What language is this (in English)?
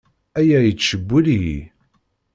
Kabyle